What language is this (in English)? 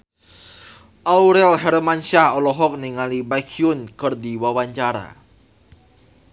Sundanese